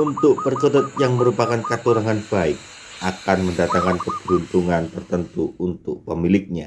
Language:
Indonesian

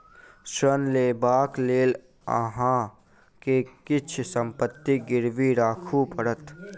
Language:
Maithili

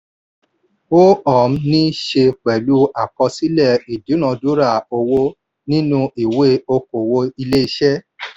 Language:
Yoruba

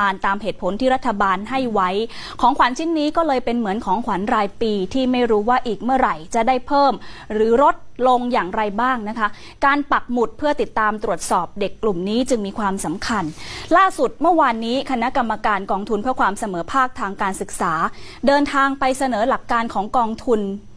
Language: Thai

